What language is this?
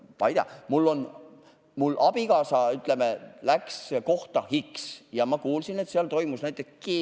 Estonian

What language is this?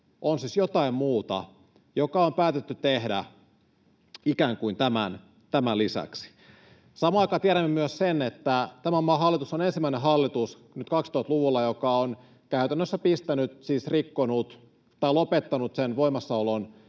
Finnish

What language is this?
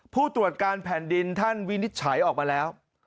Thai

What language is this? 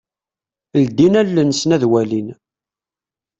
Kabyle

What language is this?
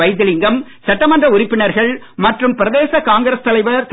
Tamil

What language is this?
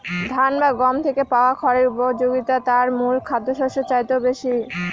Bangla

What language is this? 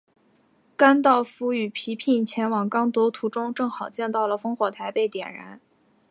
Chinese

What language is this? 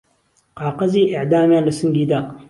Central Kurdish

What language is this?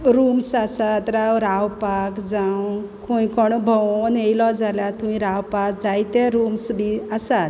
Konkani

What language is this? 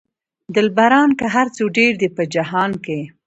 Pashto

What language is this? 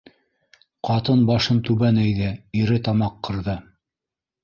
Bashkir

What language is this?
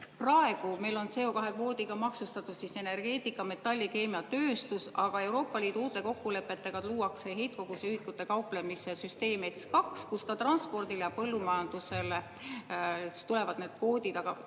Estonian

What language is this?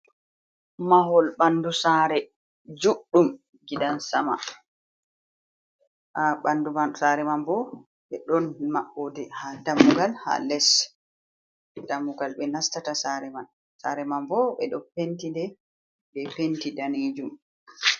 Fula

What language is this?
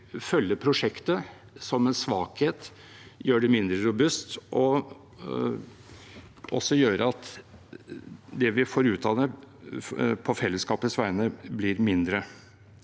Norwegian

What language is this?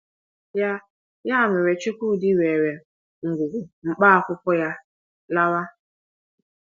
Igbo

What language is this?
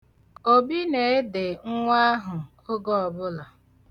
Igbo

